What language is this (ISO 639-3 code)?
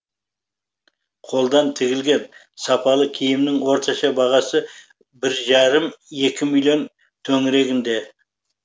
kaz